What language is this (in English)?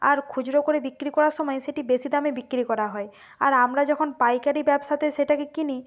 Bangla